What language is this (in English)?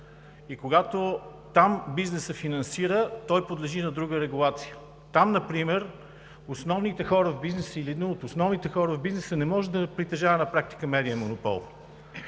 Bulgarian